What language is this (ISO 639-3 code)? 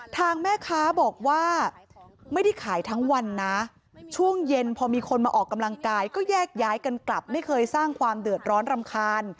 tha